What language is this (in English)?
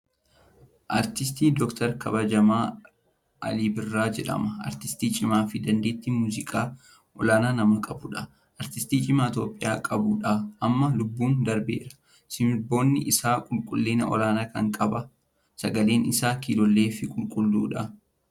Oromo